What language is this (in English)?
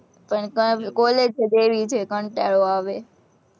Gujarati